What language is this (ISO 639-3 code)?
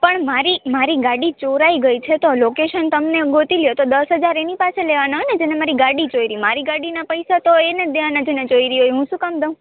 guj